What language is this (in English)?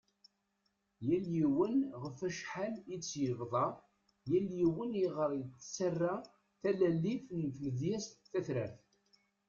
Kabyle